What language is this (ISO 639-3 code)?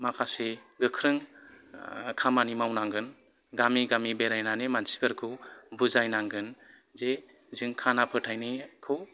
brx